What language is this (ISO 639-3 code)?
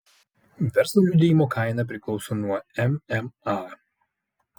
lit